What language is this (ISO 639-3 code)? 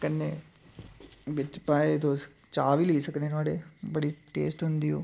doi